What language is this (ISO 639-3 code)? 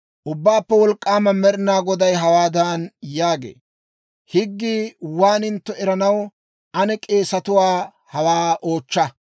dwr